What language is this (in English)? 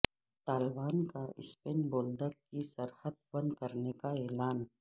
Urdu